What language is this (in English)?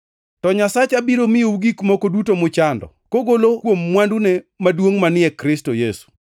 Luo (Kenya and Tanzania)